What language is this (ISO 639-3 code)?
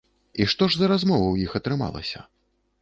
bel